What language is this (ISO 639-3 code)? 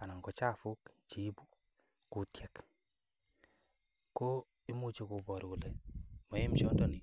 kln